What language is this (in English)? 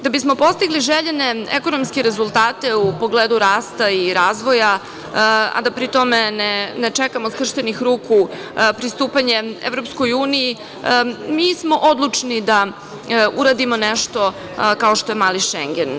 Serbian